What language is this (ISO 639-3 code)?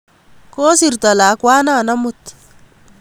kln